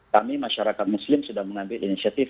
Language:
Indonesian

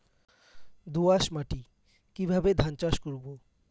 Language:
Bangla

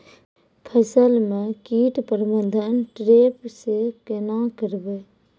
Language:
Maithili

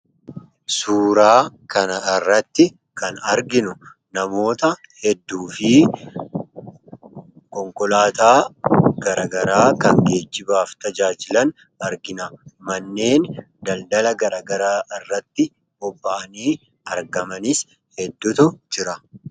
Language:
Oromo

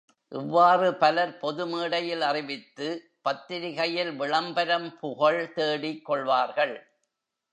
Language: Tamil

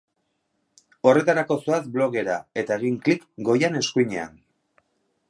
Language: Basque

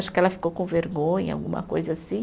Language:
Portuguese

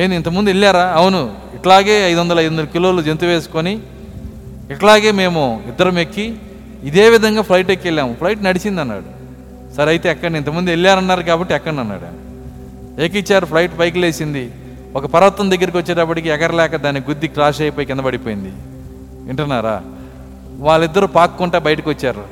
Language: Telugu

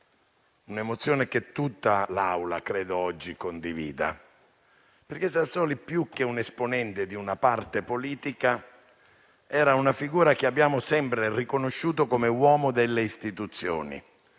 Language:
Italian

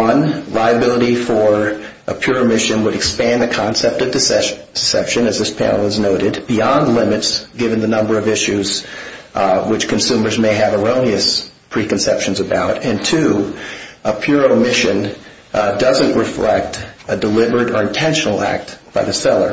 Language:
English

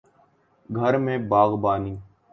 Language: Urdu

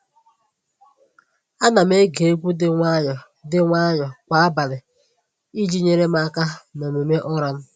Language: Igbo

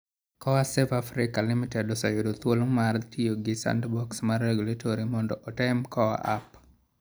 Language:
Luo (Kenya and Tanzania)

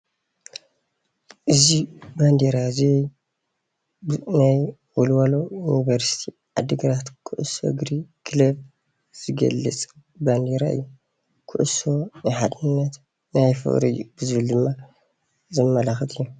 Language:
Tigrinya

